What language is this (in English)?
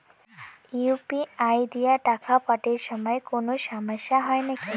Bangla